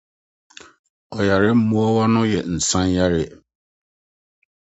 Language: Akan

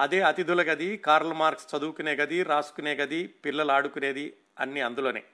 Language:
Telugu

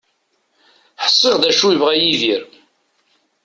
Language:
Kabyle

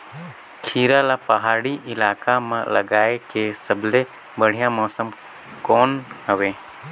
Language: Chhattisgarhi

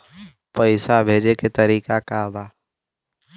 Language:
Bhojpuri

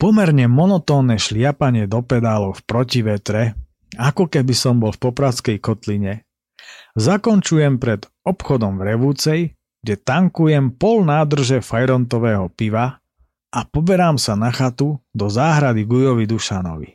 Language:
Slovak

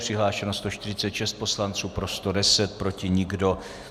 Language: Czech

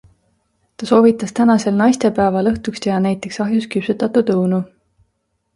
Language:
Estonian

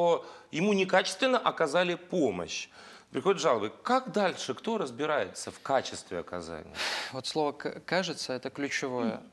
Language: Russian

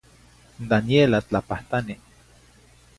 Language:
Zacatlán-Ahuacatlán-Tepetzintla Nahuatl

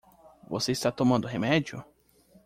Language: Portuguese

